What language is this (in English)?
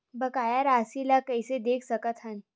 Chhattisgarhi